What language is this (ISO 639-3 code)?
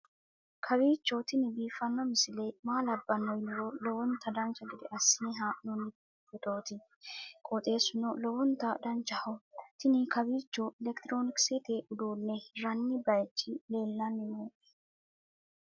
sid